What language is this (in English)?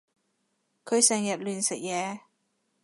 Cantonese